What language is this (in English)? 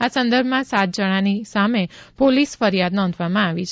Gujarati